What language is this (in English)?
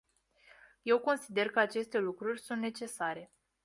Romanian